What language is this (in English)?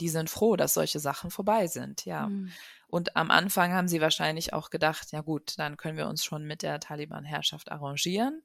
German